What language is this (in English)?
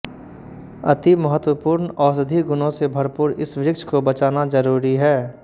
Hindi